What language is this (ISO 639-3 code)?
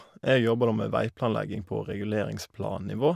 nor